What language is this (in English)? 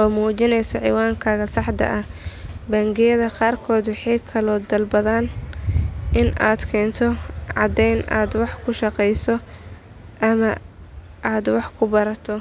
Somali